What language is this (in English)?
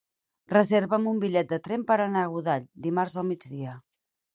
Catalan